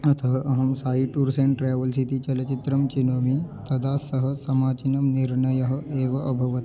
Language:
Sanskrit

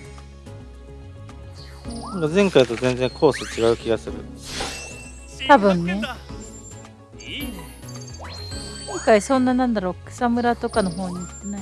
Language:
Japanese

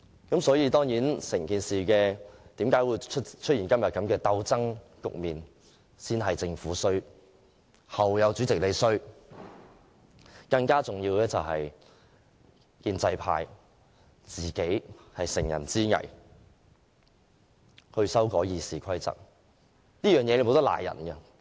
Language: Cantonese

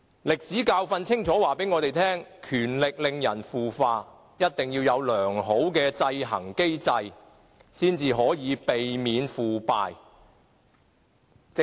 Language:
Cantonese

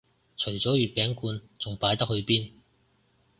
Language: Cantonese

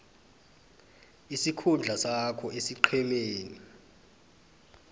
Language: South Ndebele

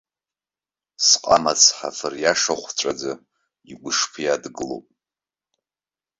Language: Abkhazian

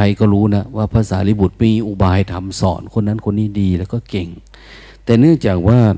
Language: Thai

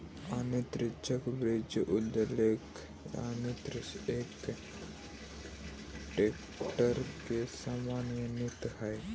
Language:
Magahi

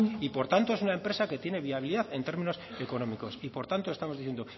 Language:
Spanish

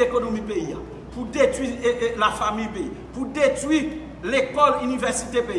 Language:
French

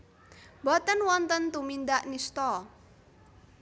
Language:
Javanese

